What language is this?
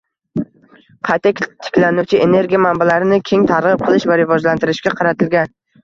Uzbek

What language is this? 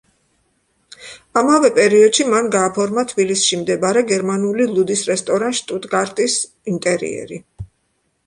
Georgian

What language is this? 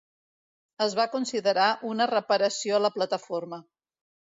Catalan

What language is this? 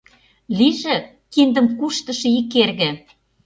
Mari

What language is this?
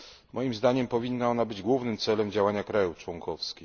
Polish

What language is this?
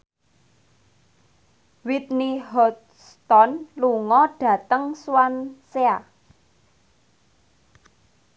Javanese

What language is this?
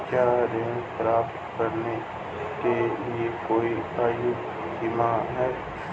Hindi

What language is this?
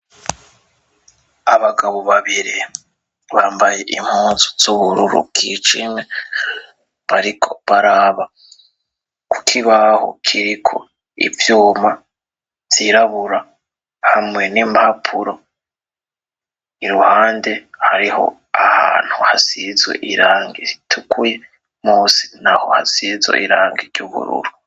Rundi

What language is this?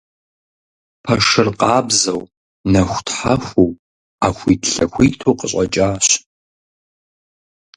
Kabardian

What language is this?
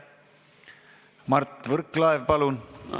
Estonian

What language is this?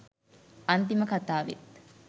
Sinhala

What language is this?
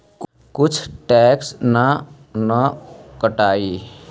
Magahi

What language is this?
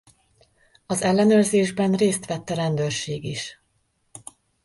Hungarian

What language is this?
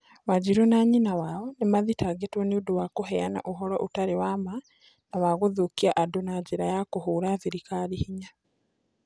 Kikuyu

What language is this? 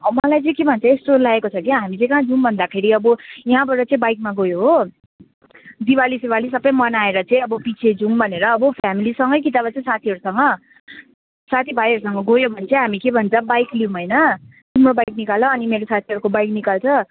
Nepali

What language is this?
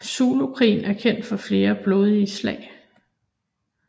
Danish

